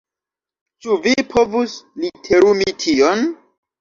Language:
Esperanto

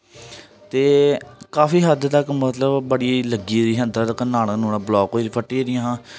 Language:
Dogri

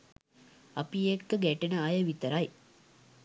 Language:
Sinhala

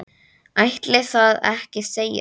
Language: Icelandic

